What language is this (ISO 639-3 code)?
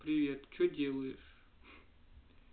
rus